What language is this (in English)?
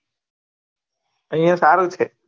Gujarati